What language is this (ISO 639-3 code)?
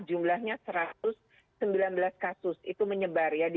ind